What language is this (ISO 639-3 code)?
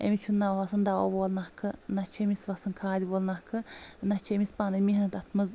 kas